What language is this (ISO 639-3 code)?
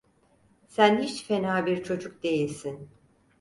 tur